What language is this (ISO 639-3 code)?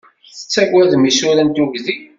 kab